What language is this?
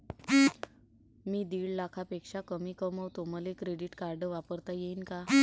Marathi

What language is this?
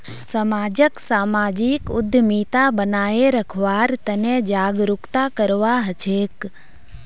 Magahi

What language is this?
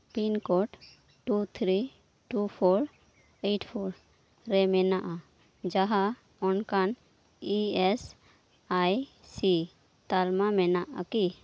Santali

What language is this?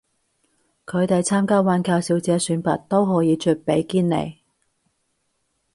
Cantonese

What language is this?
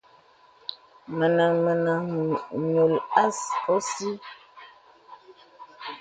Bebele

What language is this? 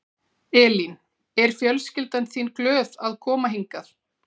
Icelandic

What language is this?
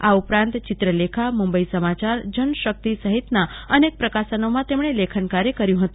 Gujarati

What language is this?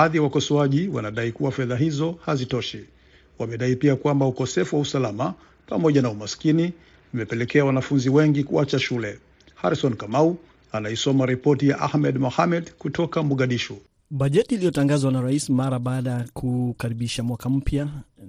Swahili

